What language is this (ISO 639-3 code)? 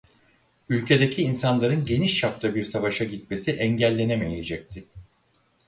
tur